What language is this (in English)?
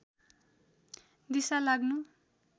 Nepali